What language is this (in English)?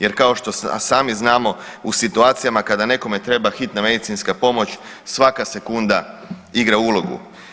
Croatian